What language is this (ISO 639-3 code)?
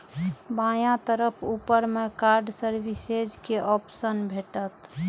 mai